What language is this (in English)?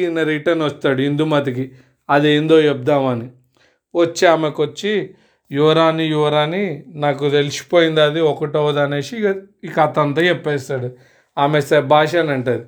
Telugu